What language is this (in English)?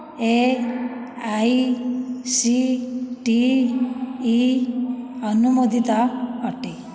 Odia